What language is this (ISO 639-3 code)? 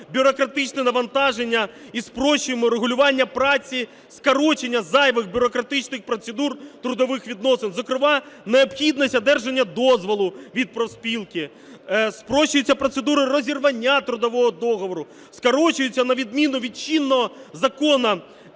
ukr